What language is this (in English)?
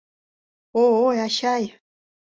Mari